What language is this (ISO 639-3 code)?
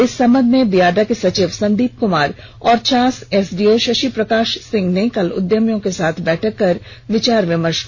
hin